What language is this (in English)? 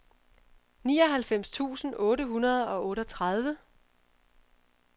Danish